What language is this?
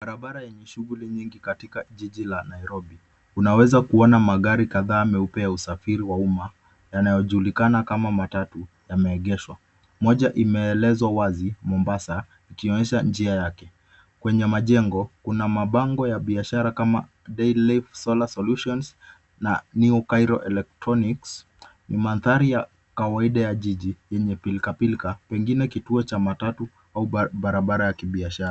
Swahili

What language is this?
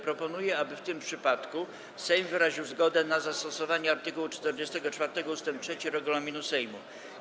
Polish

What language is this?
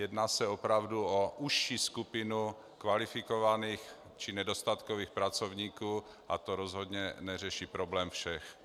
Czech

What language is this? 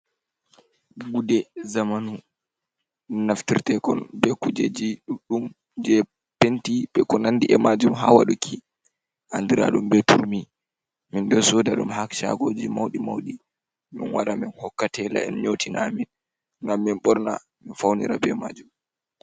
Fula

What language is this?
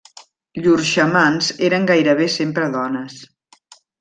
Catalan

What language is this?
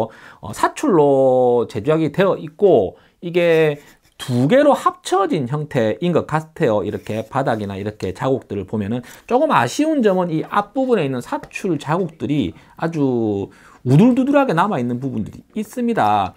Korean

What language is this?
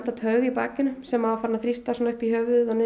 Icelandic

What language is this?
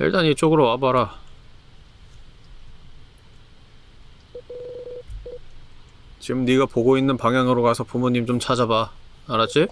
Korean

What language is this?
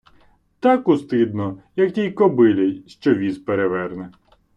Ukrainian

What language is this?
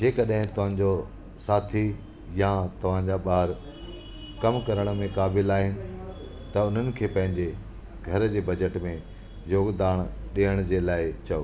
Sindhi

